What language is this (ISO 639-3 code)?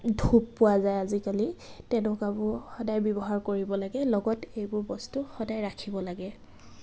asm